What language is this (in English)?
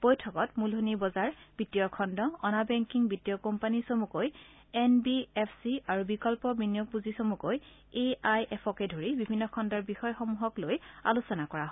Assamese